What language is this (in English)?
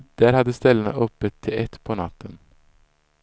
Swedish